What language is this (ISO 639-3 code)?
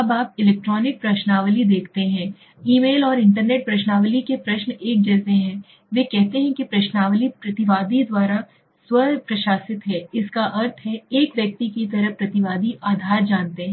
hin